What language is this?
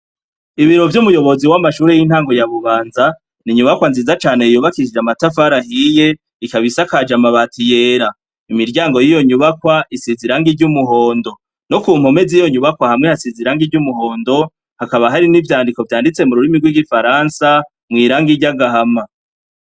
Rundi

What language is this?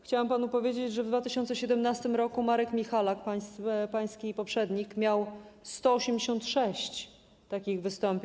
Polish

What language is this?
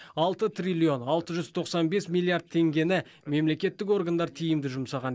Kazakh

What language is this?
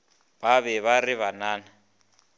Northern Sotho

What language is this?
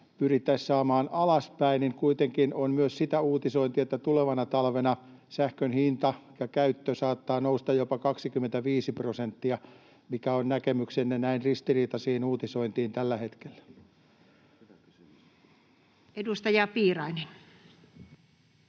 Finnish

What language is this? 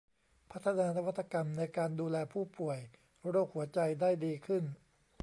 Thai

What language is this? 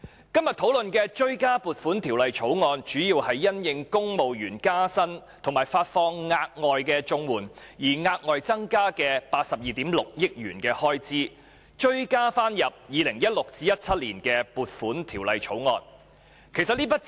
Cantonese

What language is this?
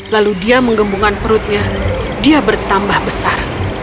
Indonesian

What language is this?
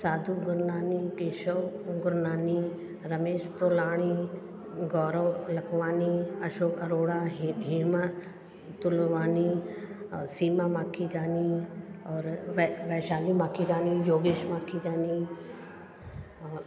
Sindhi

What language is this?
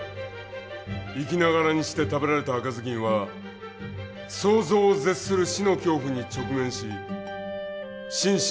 Japanese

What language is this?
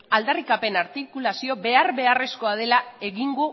Basque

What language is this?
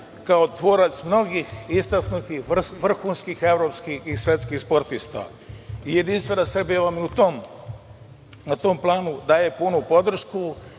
Serbian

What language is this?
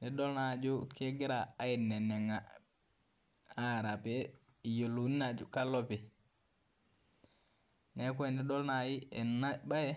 Masai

